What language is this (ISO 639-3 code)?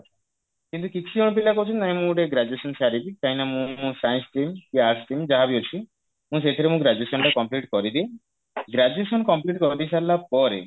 ori